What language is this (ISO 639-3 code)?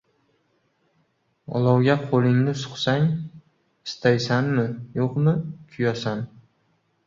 uzb